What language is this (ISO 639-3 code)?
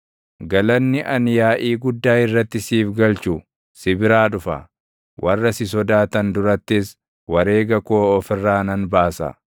orm